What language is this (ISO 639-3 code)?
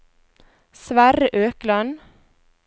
nor